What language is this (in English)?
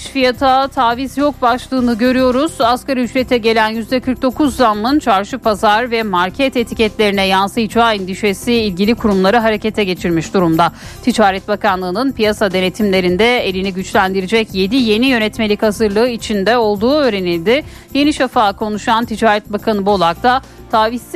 Turkish